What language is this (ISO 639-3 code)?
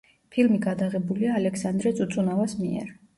kat